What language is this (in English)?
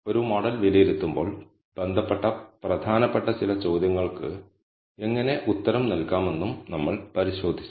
Malayalam